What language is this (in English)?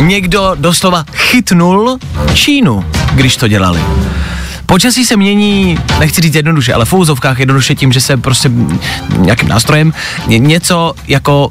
Czech